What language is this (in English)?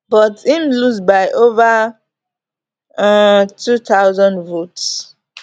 Nigerian Pidgin